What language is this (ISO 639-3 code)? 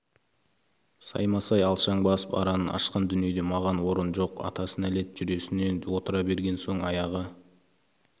kaz